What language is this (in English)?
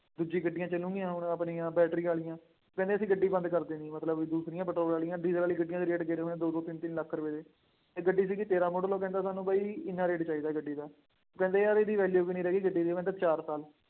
Punjabi